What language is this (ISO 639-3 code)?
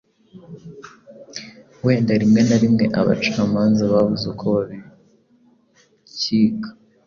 kin